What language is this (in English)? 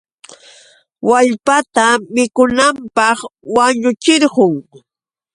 Yauyos Quechua